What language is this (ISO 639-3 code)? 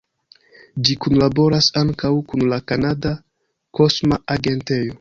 epo